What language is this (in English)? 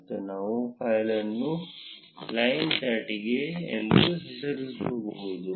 Kannada